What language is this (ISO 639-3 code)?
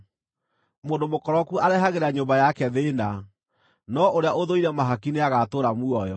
kik